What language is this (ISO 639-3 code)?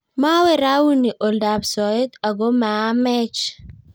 kln